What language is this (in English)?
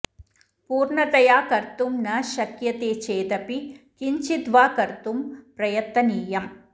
Sanskrit